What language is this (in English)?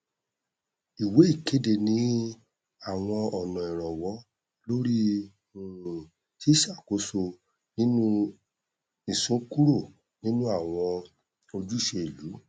Yoruba